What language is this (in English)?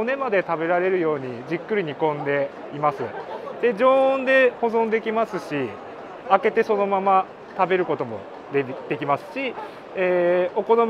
Japanese